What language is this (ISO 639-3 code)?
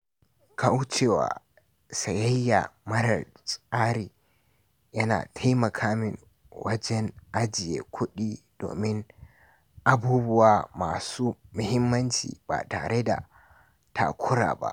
hau